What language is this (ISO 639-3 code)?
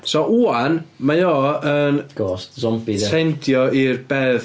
cym